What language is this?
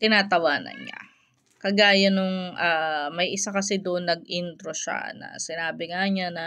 Filipino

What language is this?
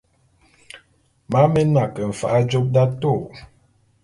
Bulu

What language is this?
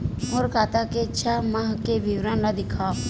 Chhattisgarhi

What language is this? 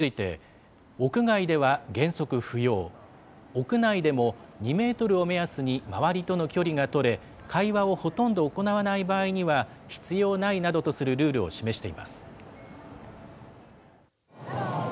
Japanese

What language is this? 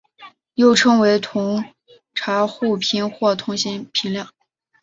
Chinese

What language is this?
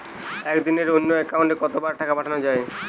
Bangla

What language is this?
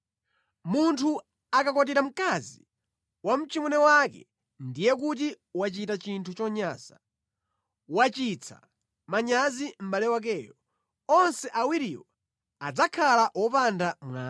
Nyanja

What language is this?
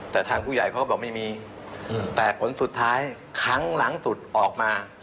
Thai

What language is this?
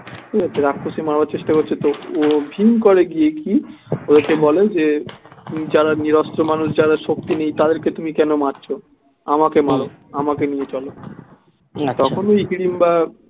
Bangla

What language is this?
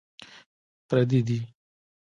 Pashto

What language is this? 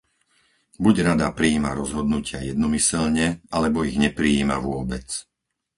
Slovak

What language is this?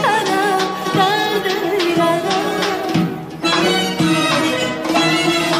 Turkish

